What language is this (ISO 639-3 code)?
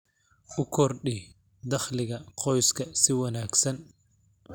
som